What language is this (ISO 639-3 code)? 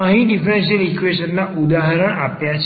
guj